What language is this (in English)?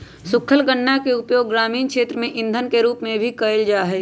Magahi